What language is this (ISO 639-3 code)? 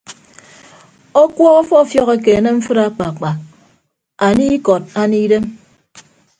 ibb